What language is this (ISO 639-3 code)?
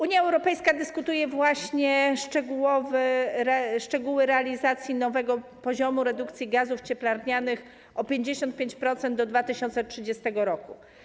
pol